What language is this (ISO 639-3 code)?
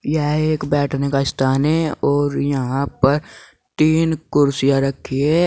hin